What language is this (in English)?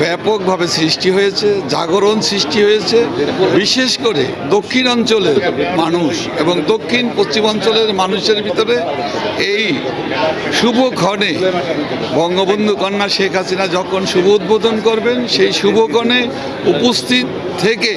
Bangla